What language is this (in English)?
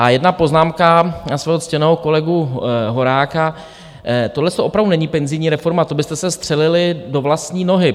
Czech